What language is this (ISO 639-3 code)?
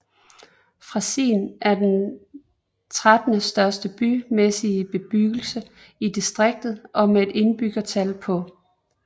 dan